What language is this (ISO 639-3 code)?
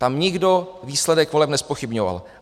ces